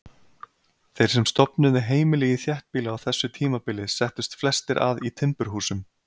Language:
Icelandic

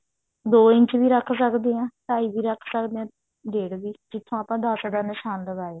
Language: Punjabi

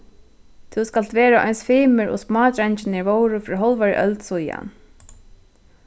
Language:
Faroese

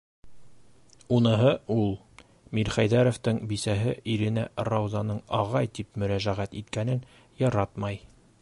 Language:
Bashkir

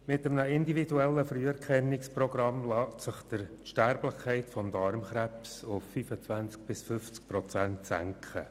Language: Swiss German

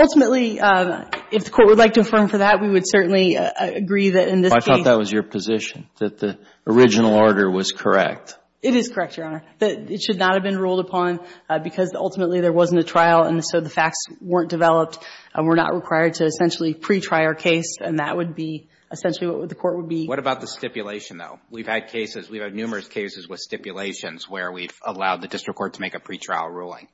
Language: English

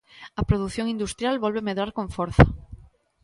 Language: Galician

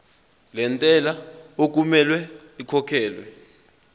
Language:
Zulu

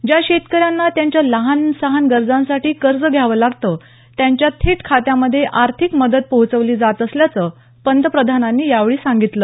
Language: Marathi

